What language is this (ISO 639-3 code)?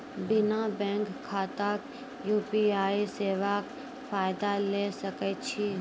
mai